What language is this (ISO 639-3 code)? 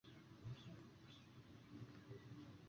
zho